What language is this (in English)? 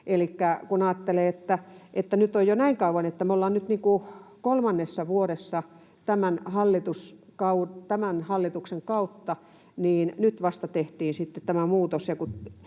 Finnish